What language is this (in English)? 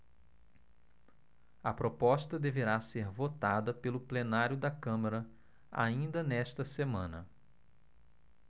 Portuguese